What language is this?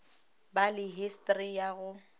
Northern Sotho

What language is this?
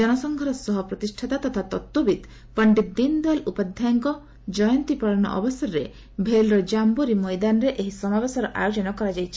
Odia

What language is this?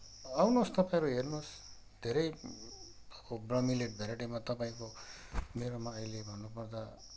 Nepali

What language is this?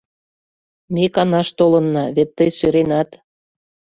Mari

